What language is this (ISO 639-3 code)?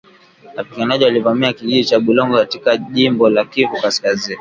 swa